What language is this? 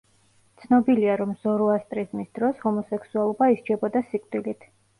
Georgian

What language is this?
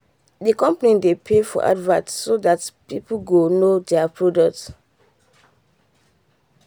Nigerian Pidgin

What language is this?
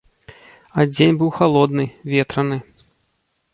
Belarusian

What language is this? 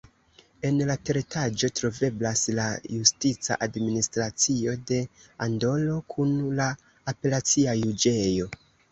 Esperanto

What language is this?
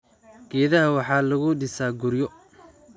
Somali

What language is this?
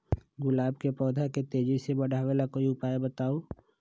Magahi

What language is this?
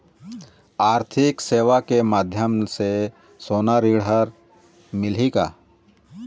Chhattisgarhi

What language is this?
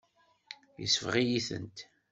Kabyle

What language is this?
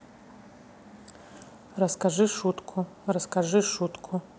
Russian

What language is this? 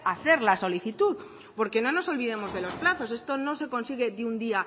Spanish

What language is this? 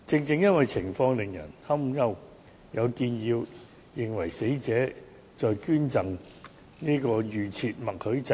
Cantonese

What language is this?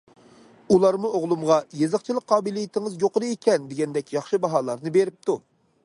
Uyghur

